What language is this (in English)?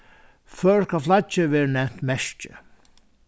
Faroese